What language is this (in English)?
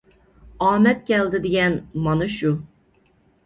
Uyghur